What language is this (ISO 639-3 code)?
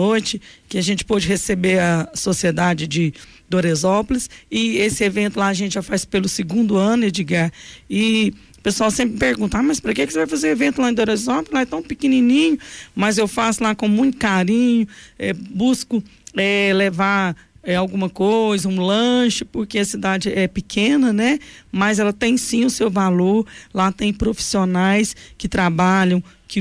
por